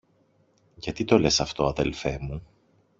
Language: Greek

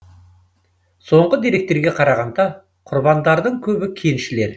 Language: Kazakh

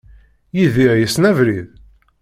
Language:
Kabyle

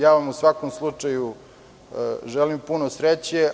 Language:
Serbian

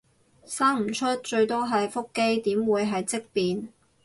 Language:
Cantonese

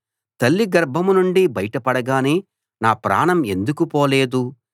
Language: Telugu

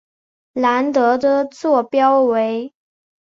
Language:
Chinese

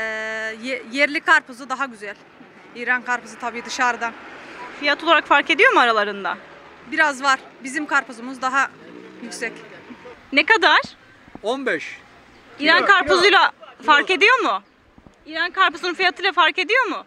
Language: Turkish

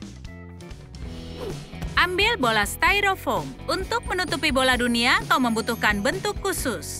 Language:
Indonesian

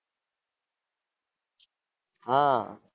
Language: Gujarati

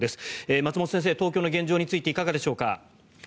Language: Japanese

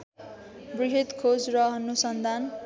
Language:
Nepali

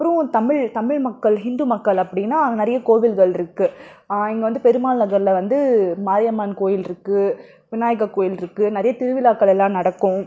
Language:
Tamil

